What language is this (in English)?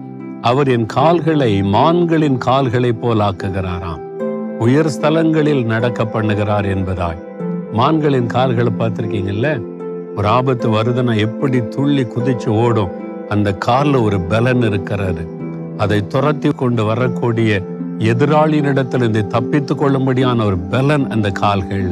Tamil